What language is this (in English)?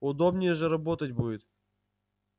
Russian